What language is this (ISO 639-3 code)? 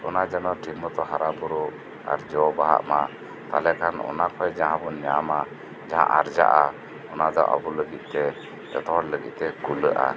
sat